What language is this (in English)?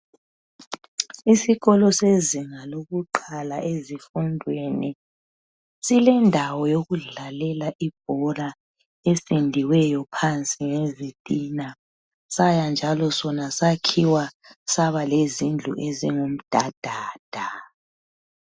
North Ndebele